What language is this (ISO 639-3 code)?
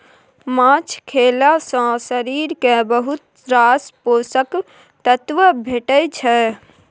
mai